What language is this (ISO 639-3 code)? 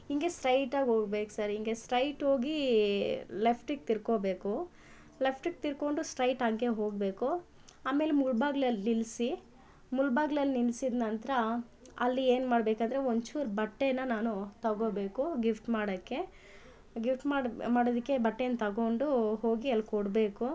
kan